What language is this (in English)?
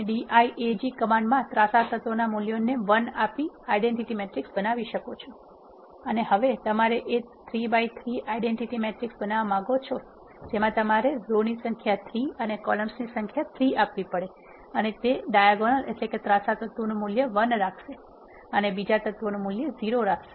Gujarati